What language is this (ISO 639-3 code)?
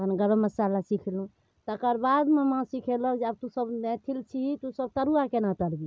mai